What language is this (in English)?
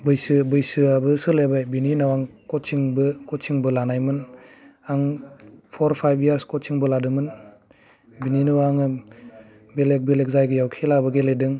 Bodo